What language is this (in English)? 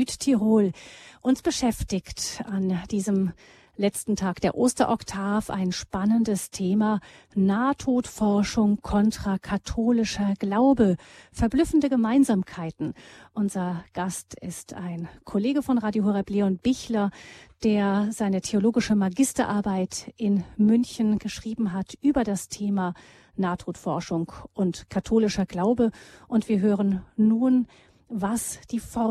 German